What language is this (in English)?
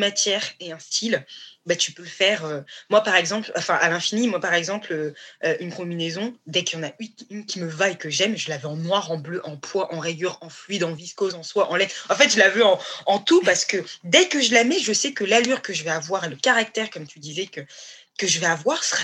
French